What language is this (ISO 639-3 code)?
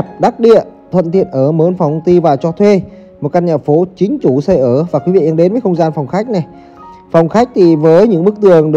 vie